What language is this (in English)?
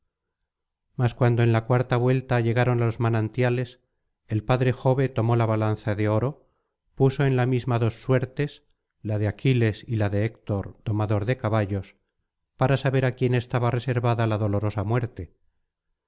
Spanish